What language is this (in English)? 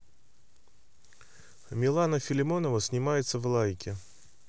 Russian